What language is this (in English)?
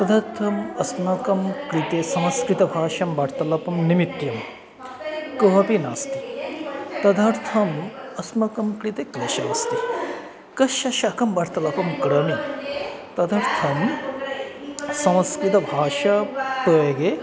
Sanskrit